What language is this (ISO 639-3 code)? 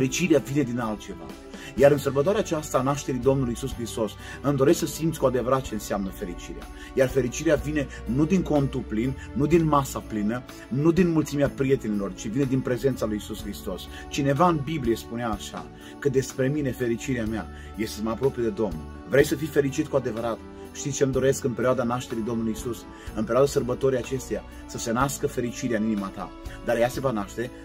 ron